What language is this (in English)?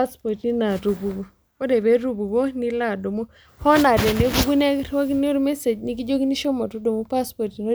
Masai